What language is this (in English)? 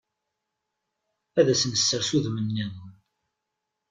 Kabyle